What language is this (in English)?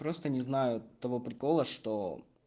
Russian